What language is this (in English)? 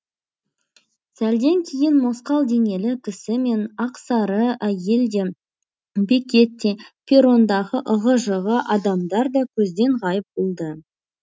Kazakh